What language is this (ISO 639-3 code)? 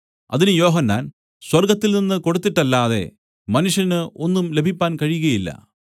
mal